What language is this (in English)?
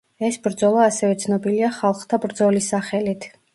Georgian